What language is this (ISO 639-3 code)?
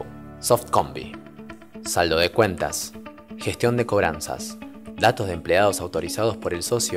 spa